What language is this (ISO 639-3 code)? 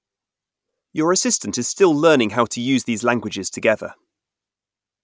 eng